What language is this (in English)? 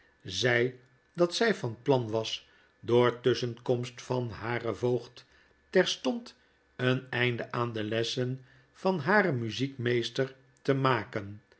Dutch